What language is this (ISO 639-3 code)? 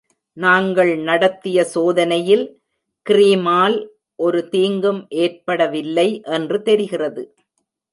tam